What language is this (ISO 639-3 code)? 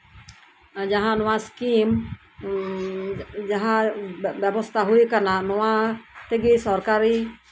sat